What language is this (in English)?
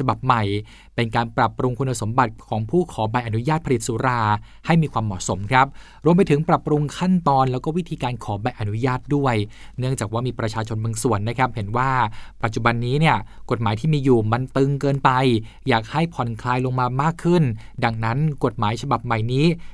Thai